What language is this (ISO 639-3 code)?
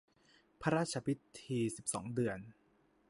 tha